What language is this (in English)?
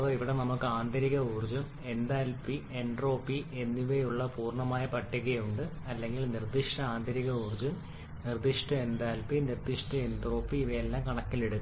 Malayalam